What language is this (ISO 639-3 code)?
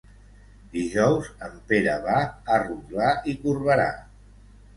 cat